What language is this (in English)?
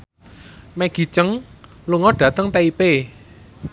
Javanese